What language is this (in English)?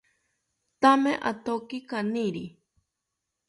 South Ucayali Ashéninka